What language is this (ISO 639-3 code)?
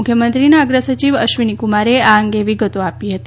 guj